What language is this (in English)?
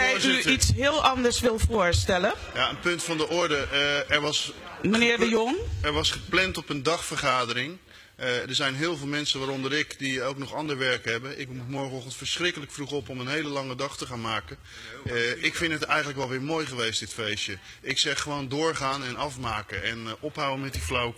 Dutch